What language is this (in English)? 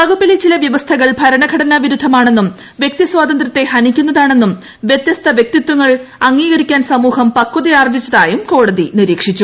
Malayalam